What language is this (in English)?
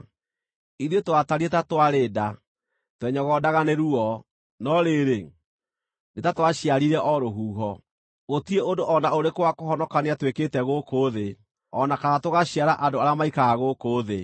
Kikuyu